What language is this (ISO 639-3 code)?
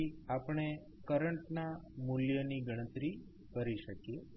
guj